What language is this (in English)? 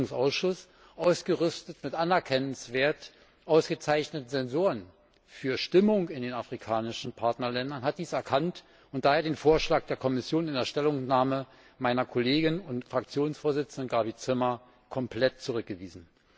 German